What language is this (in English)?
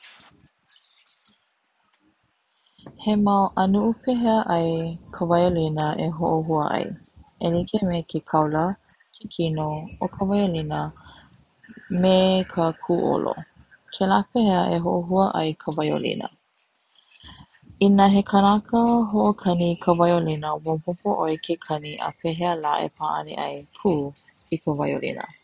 Hawaiian